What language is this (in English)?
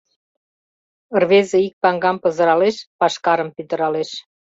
Mari